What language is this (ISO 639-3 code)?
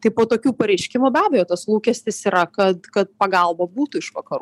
lit